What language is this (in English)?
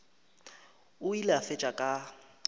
Northern Sotho